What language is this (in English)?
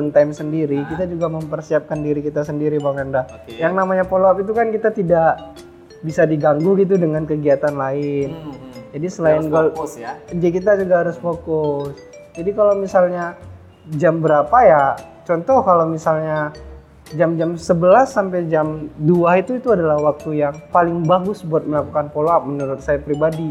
Indonesian